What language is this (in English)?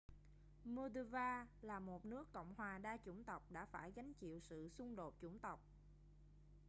Vietnamese